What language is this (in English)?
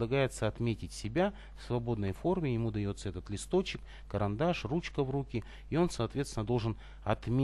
Russian